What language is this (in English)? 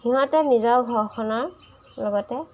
Assamese